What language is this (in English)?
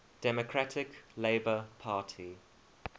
English